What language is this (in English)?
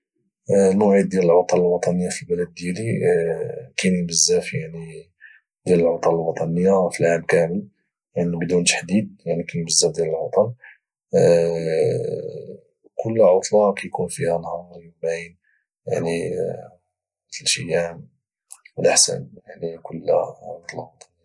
Moroccan Arabic